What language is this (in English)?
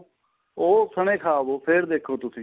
Punjabi